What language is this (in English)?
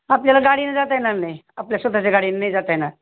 Marathi